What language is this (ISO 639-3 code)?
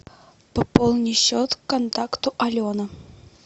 rus